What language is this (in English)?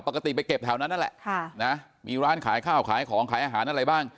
Thai